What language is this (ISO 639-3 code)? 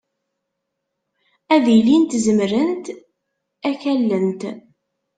kab